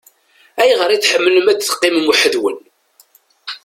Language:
Kabyle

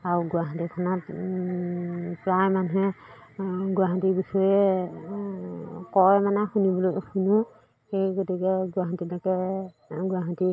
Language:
Assamese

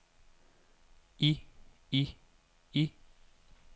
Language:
Danish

